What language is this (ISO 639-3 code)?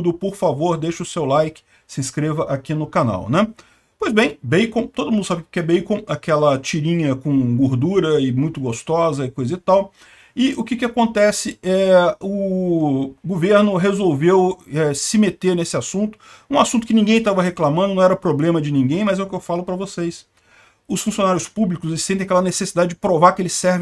por